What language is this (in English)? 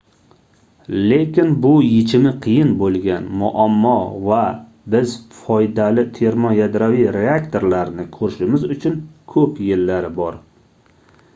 Uzbek